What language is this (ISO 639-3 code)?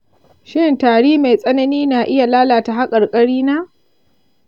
hau